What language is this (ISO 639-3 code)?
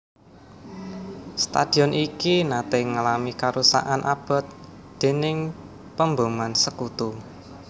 jav